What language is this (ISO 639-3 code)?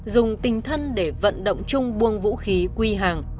vie